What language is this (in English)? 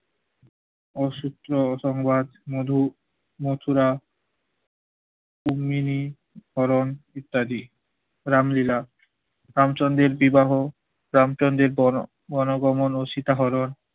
Bangla